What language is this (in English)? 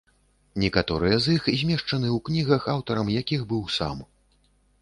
Belarusian